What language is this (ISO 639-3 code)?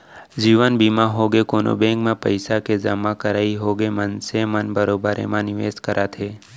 hne